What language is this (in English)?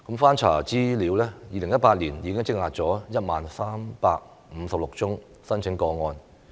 Cantonese